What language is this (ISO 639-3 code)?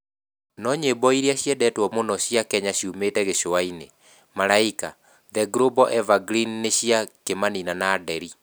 kik